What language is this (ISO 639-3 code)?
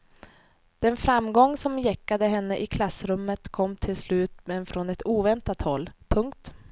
swe